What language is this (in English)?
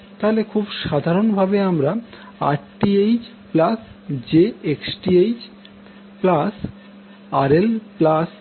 Bangla